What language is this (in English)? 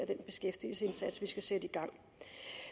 Danish